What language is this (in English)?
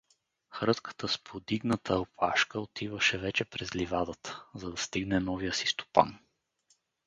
Bulgarian